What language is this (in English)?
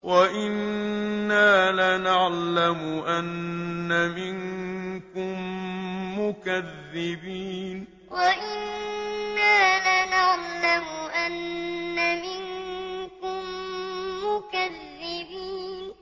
Arabic